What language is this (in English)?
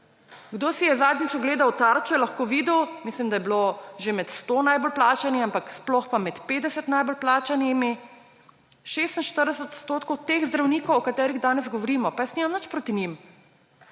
Slovenian